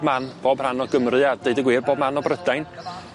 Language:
Welsh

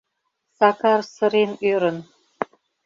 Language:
Mari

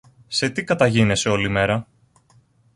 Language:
Greek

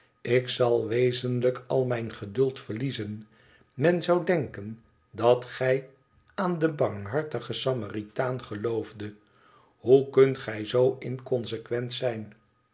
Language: Dutch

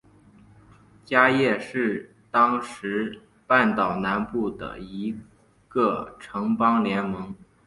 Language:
Chinese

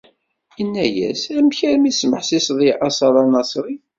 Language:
Kabyle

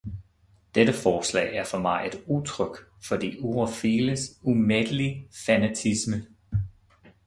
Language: Danish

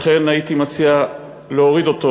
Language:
Hebrew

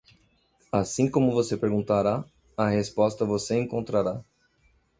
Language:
Portuguese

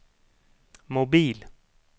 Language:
Swedish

